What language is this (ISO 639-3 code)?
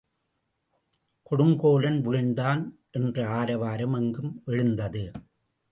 tam